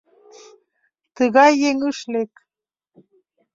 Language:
Mari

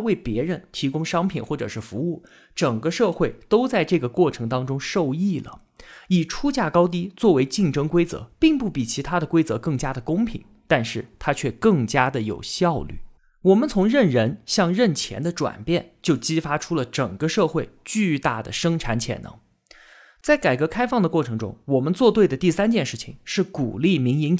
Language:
Chinese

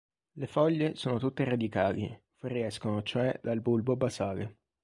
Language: Italian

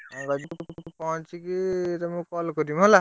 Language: Odia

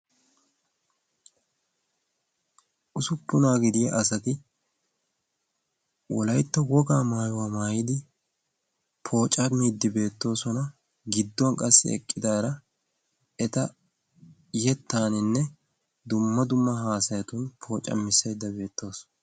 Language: Wolaytta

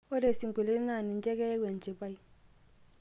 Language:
Masai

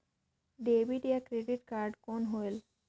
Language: Chhattisgarhi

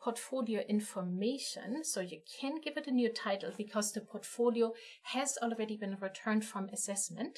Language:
English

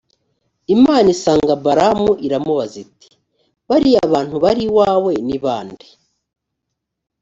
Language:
Kinyarwanda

